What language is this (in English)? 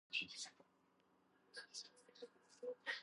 Georgian